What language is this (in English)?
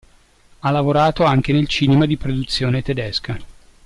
Italian